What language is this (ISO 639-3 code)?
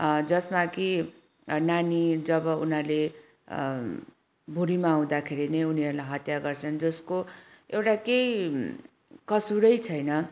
nep